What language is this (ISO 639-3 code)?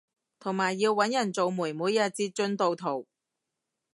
yue